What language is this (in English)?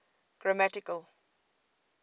English